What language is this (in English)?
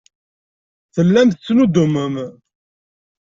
Kabyle